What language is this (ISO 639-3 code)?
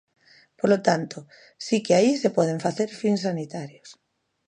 glg